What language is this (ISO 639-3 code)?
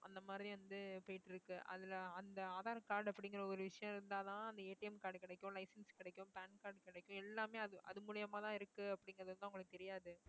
tam